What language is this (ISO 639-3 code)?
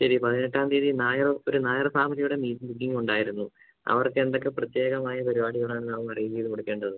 mal